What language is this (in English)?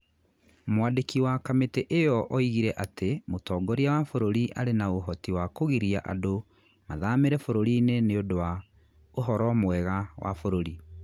Kikuyu